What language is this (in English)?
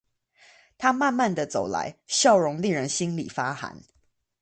Chinese